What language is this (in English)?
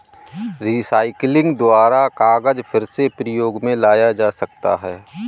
Hindi